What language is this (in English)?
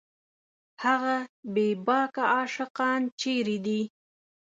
Pashto